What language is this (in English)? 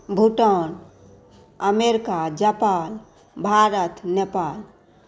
Maithili